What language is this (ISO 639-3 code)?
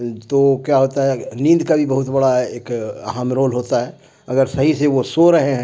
urd